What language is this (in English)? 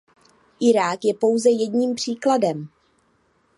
Czech